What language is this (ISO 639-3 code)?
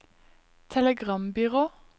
nor